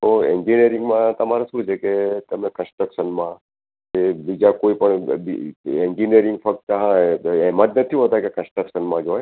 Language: Gujarati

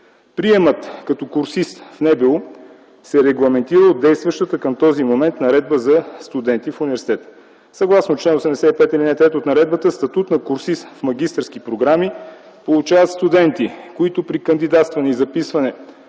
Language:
Bulgarian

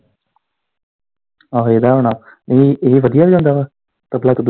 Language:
Punjabi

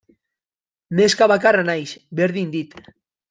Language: Basque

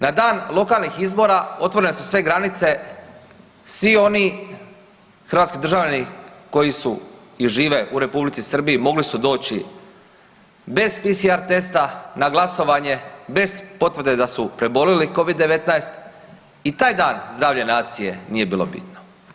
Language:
Croatian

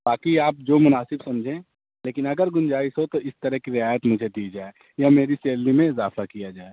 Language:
Urdu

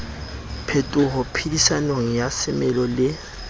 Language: Southern Sotho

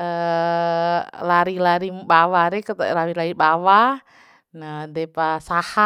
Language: Bima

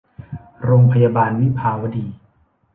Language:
Thai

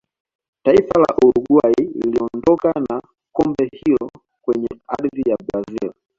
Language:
Swahili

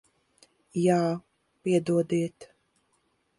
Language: Latvian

